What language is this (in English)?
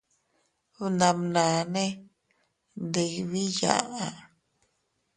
Teutila Cuicatec